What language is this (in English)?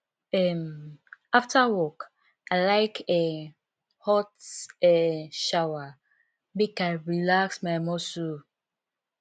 Nigerian Pidgin